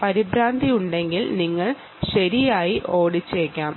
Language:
Malayalam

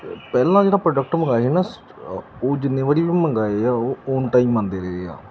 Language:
Punjabi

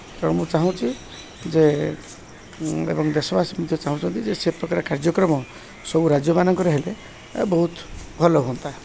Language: Odia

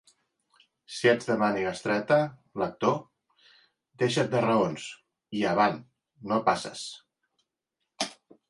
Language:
Catalan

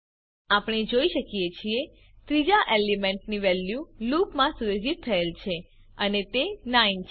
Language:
Gujarati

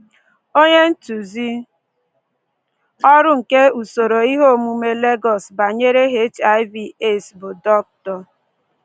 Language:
Igbo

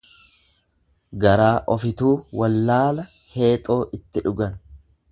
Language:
Oromo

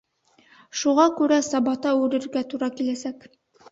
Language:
Bashkir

